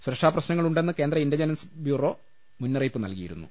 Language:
Malayalam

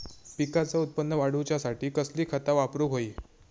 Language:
Marathi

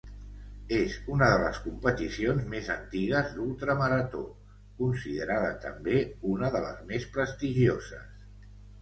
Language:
Catalan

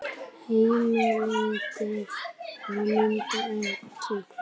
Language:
Icelandic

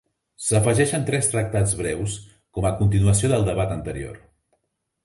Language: Catalan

